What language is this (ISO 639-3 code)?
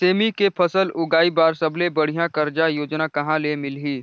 hne